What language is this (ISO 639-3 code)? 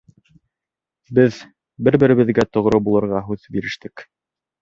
bak